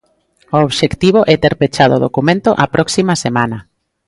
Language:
Galician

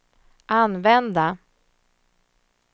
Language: Swedish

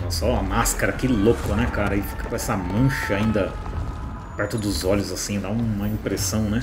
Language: Portuguese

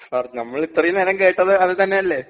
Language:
Malayalam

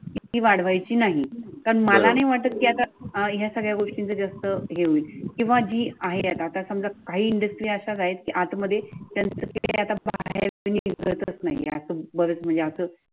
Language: Marathi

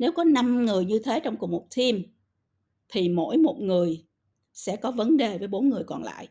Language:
Vietnamese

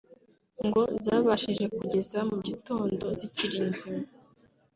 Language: Kinyarwanda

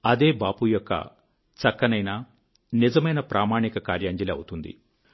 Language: Telugu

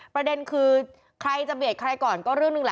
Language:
Thai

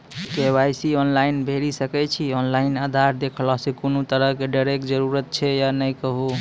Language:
Maithili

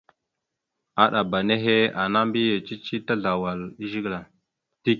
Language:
Mada (Cameroon)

